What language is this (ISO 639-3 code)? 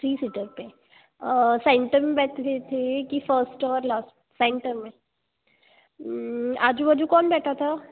hin